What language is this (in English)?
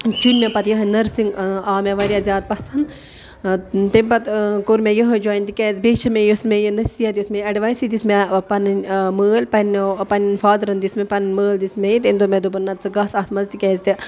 Kashmiri